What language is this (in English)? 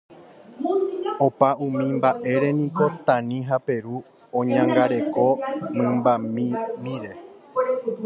Guarani